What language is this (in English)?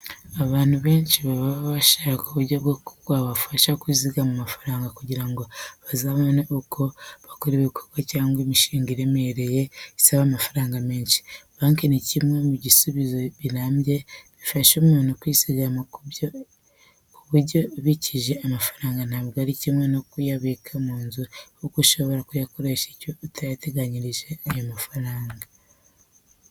Kinyarwanda